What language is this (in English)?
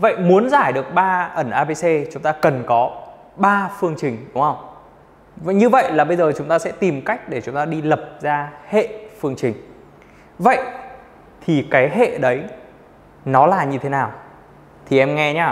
Vietnamese